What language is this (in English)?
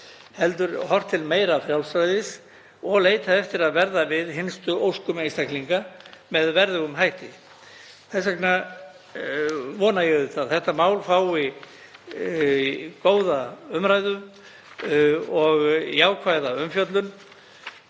Icelandic